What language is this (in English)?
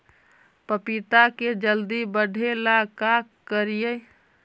Magahi